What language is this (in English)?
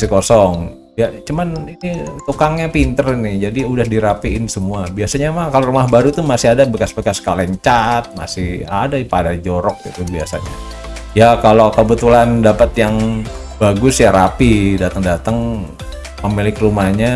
Indonesian